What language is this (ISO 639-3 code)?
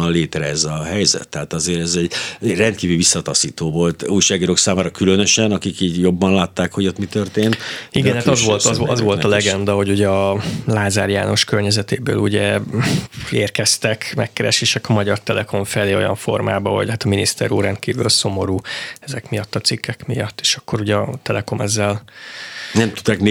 hun